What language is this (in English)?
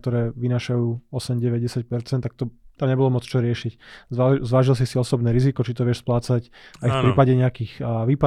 Slovak